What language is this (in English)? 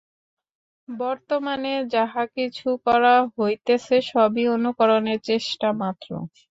Bangla